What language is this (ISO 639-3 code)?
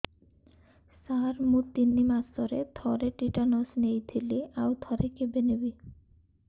ori